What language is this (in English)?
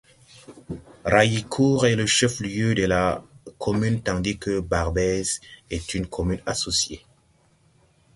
French